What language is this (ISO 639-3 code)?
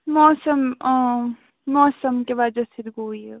kas